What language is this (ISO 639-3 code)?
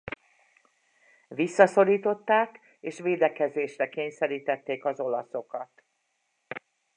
hun